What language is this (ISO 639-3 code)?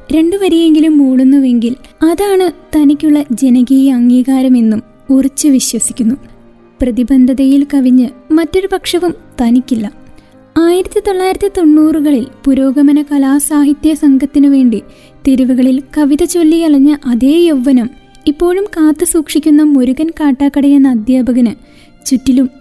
mal